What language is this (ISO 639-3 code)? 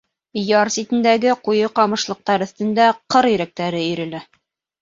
bak